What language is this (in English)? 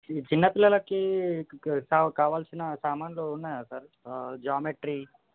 Telugu